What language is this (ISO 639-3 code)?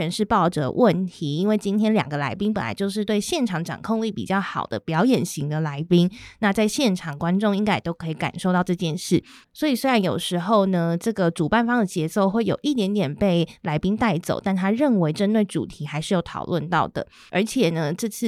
zho